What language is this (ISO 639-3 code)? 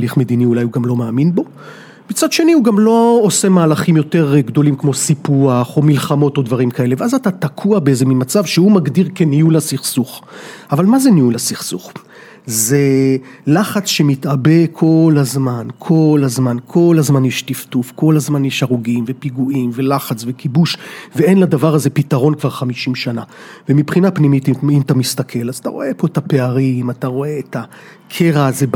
heb